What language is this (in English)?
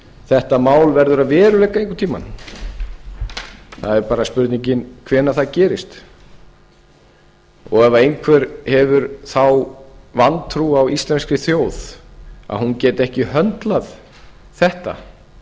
Icelandic